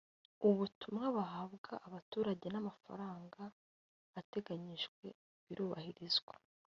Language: Kinyarwanda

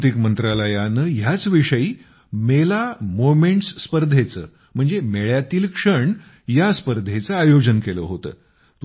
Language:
Marathi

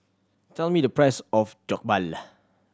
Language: English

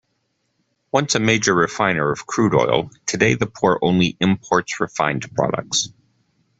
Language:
English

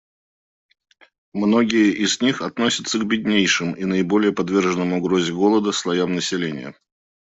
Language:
Russian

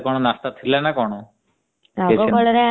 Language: Odia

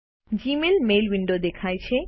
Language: Gujarati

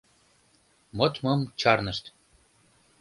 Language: Mari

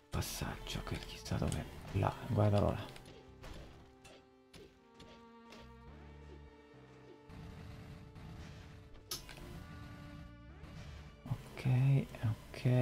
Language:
Italian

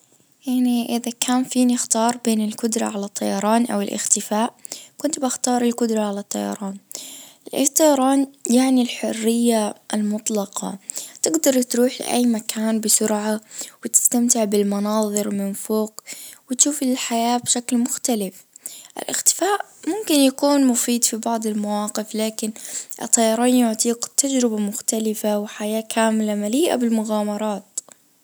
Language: Najdi Arabic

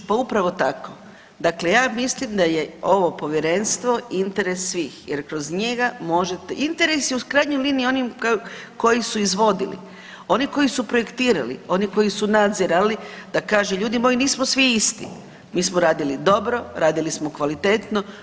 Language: Croatian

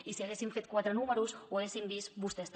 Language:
Catalan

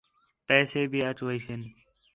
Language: Khetrani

